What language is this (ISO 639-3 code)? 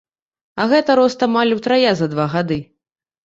bel